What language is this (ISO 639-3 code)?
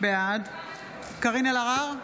heb